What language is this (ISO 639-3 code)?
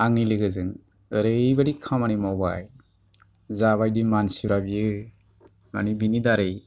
brx